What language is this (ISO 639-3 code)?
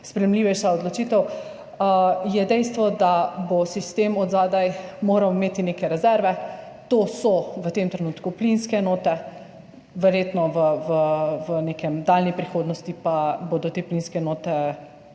slv